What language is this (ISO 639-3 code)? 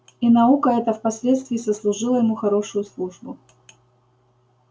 rus